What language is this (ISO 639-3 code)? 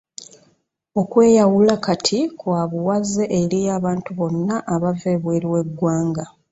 lug